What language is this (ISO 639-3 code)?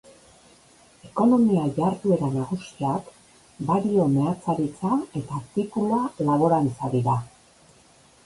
eus